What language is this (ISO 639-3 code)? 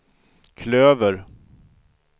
swe